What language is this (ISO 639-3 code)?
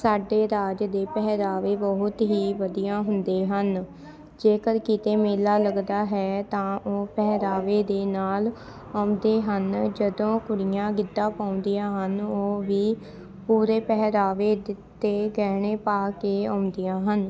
pan